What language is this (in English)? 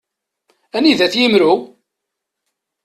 Kabyle